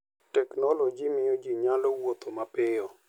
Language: Luo (Kenya and Tanzania)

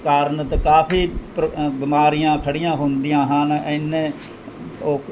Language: Punjabi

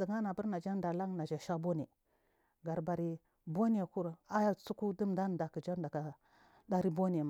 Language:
Marghi South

